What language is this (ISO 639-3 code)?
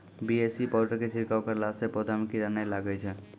mai